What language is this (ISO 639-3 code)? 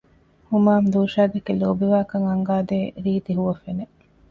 div